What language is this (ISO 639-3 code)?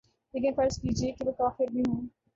urd